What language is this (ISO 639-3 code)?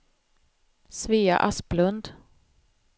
swe